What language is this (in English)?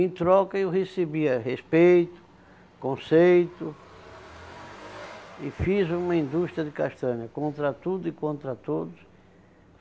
Portuguese